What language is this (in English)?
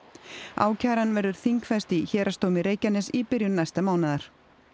Icelandic